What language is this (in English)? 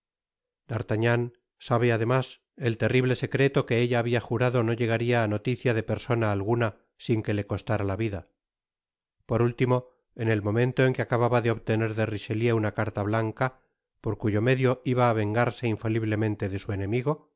Spanish